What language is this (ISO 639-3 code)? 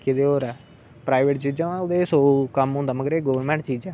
doi